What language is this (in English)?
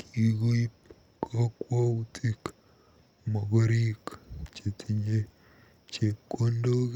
Kalenjin